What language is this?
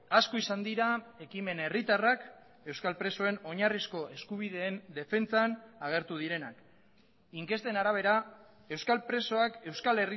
Basque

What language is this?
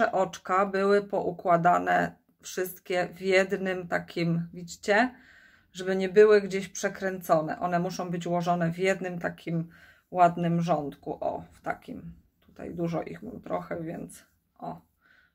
Polish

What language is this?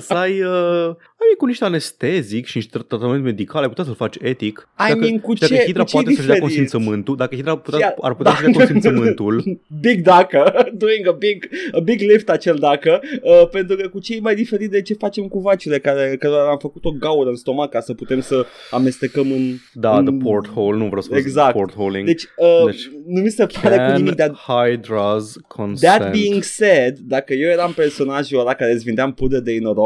Romanian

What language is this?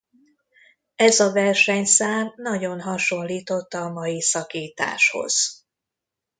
Hungarian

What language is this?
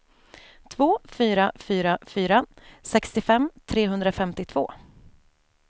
Swedish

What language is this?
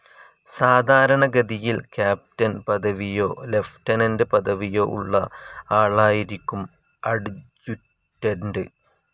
Malayalam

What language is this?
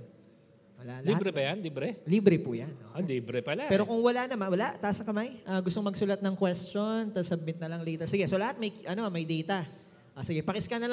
Filipino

